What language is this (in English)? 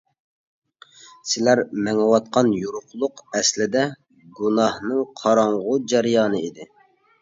Uyghur